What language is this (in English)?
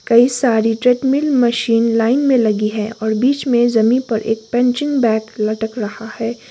Hindi